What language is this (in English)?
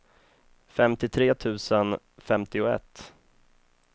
Swedish